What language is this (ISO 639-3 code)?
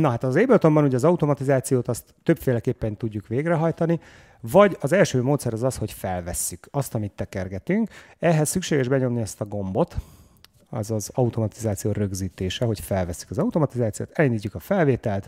hun